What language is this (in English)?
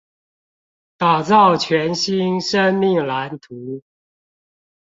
Chinese